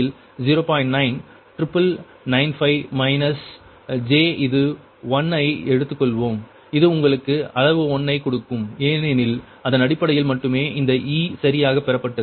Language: Tamil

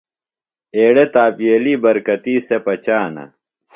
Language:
Phalura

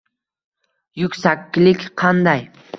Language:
Uzbek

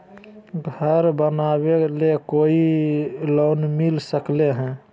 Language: Magahi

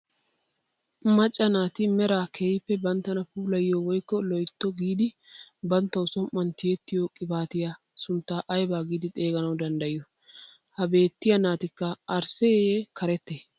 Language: Wolaytta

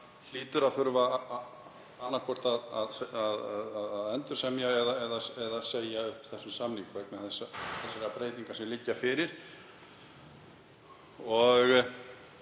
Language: Icelandic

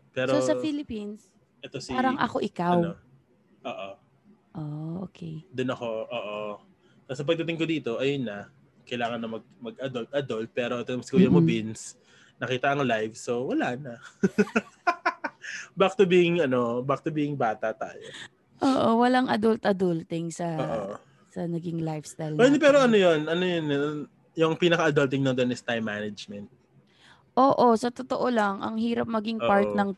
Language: Filipino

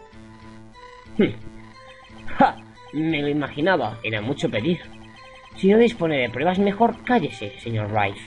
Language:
Spanish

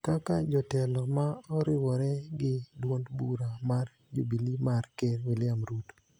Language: Luo (Kenya and Tanzania)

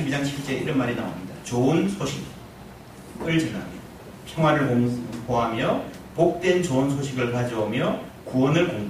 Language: Korean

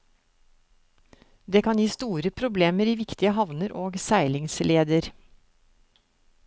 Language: Norwegian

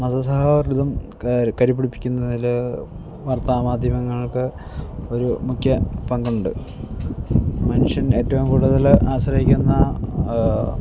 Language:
Malayalam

